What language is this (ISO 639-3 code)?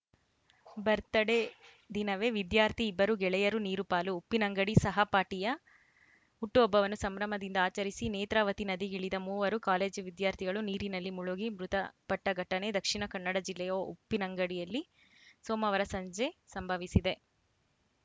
kan